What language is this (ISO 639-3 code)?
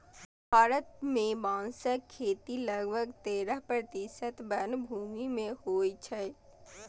mai